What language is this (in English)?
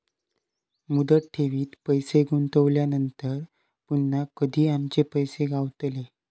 Marathi